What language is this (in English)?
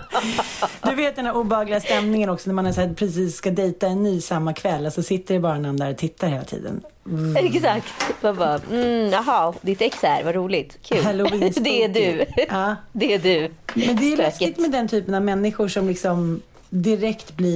Swedish